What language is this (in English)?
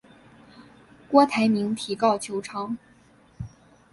Chinese